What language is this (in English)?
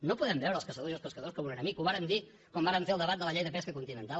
Catalan